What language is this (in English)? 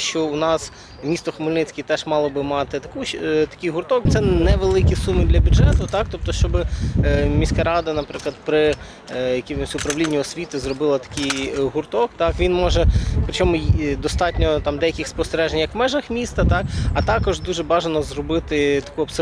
Ukrainian